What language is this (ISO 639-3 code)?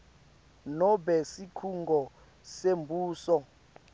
ssw